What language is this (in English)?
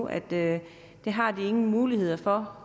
Danish